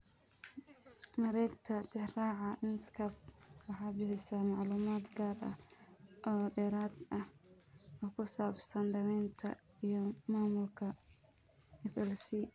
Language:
Somali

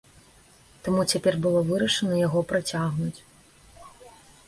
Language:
Belarusian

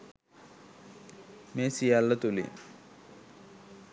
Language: Sinhala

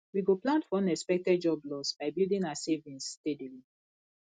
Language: Nigerian Pidgin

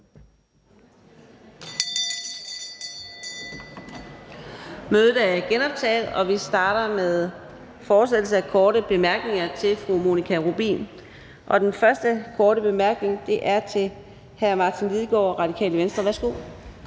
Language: Danish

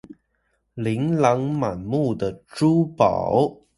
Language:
Chinese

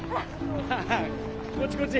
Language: Japanese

